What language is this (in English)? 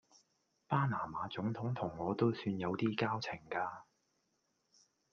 Cantonese